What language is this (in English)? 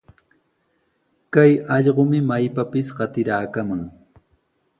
Sihuas Ancash Quechua